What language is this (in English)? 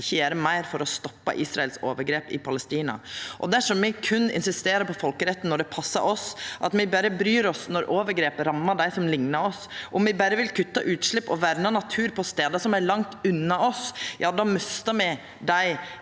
Norwegian